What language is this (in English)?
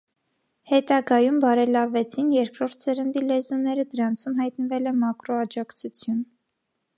Armenian